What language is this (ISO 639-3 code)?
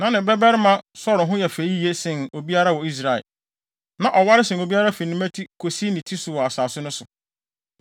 aka